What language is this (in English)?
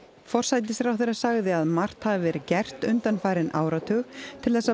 Icelandic